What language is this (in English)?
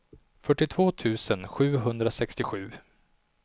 Swedish